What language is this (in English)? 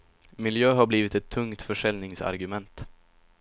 Swedish